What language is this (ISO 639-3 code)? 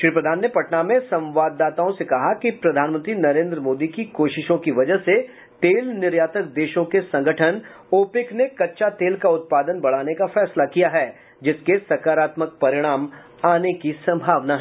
hin